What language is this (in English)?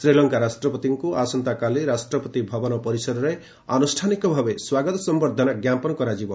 Odia